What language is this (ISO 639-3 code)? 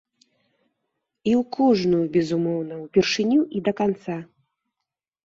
bel